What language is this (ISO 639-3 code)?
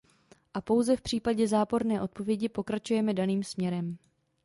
ces